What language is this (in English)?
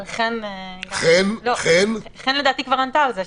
Hebrew